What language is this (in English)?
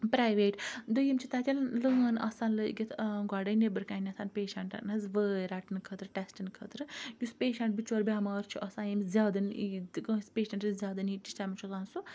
Kashmiri